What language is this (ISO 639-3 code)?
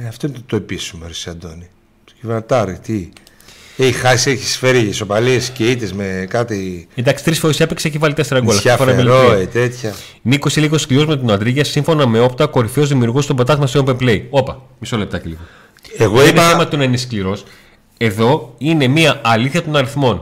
ell